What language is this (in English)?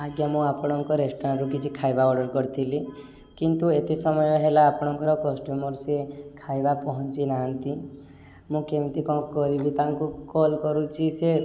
Odia